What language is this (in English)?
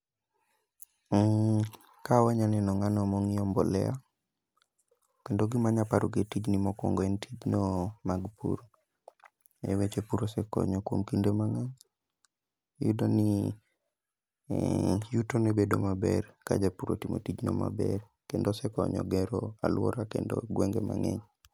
Luo (Kenya and Tanzania)